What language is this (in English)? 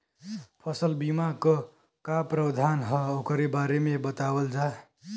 Bhojpuri